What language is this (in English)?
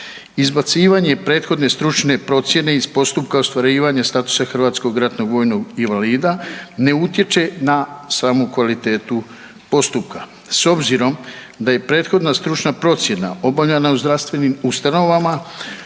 Croatian